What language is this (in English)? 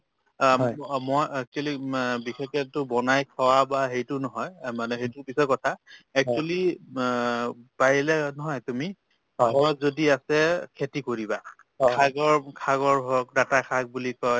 Assamese